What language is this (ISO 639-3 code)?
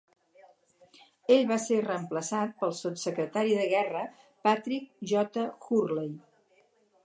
cat